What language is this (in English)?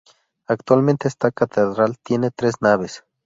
Spanish